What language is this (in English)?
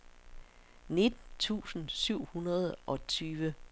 Danish